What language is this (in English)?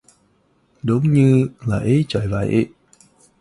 Vietnamese